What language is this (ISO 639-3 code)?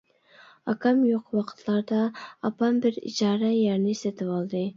uig